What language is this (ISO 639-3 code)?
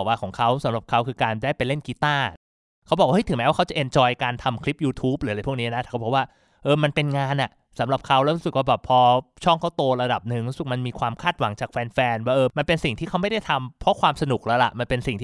tha